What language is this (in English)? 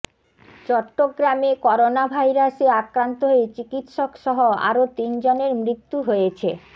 Bangla